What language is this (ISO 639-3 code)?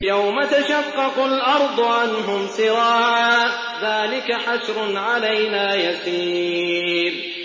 ara